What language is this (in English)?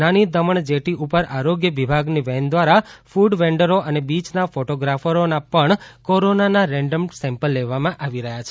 Gujarati